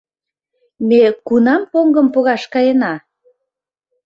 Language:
Mari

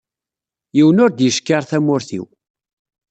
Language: Kabyle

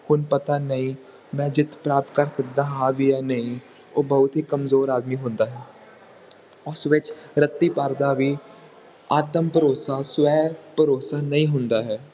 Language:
Punjabi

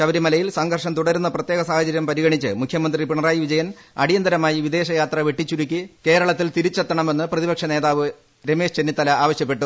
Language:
Malayalam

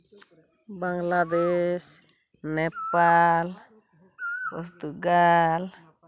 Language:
Santali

